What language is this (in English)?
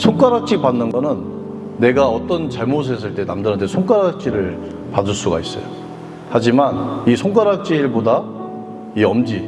Korean